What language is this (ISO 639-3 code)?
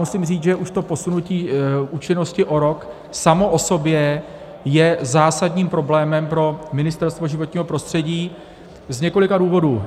ces